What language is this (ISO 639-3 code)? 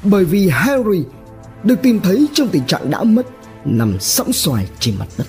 vie